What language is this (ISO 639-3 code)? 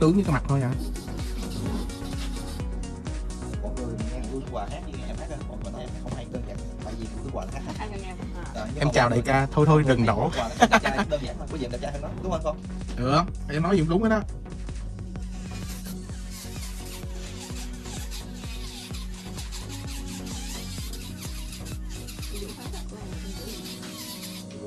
vie